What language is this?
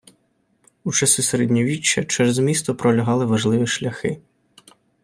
Ukrainian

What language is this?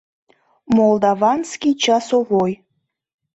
Mari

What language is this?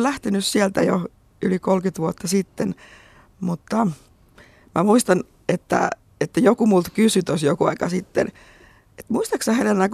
Finnish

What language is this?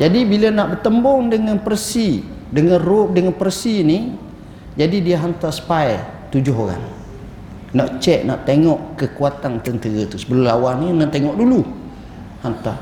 Malay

